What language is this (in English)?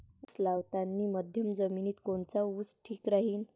Marathi